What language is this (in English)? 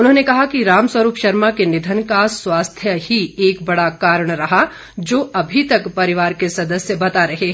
Hindi